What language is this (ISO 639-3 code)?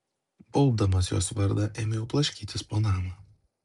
lit